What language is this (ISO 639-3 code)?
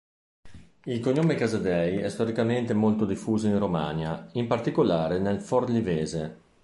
ita